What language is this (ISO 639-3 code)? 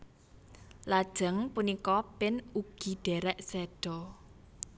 jav